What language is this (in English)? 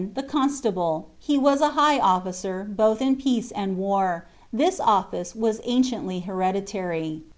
English